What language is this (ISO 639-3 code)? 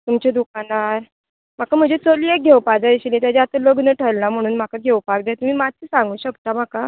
kok